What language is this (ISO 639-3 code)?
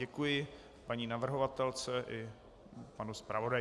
ces